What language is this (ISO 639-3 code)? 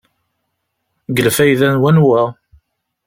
kab